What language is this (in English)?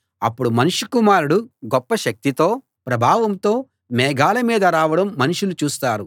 Telugu